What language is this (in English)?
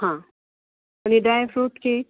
Konkani